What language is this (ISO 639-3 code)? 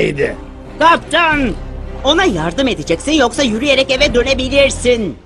tur